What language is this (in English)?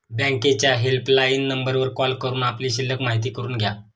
Marathi